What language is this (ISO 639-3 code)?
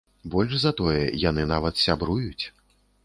bel